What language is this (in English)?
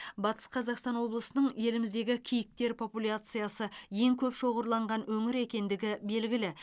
Kazakh